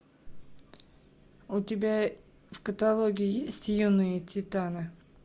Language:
Russian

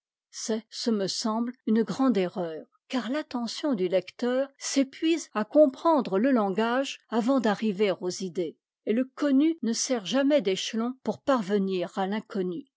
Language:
French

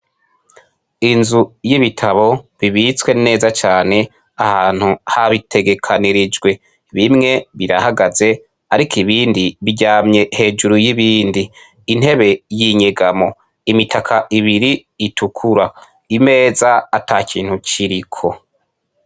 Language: Rundi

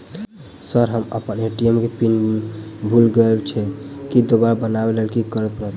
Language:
Maithili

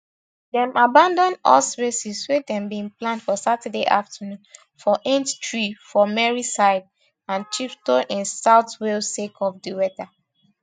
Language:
Nigerian Pidgin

